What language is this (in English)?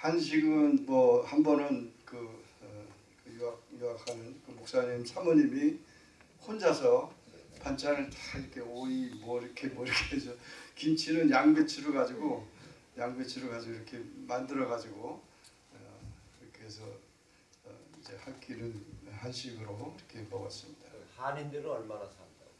Korean